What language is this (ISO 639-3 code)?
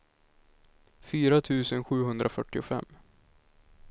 swe